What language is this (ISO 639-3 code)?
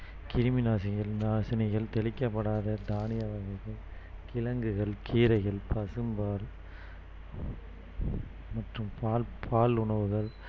tam